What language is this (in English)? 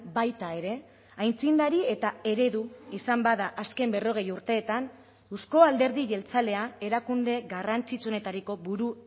Basque